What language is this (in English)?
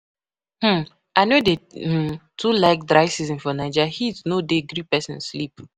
Nigerian Pidgin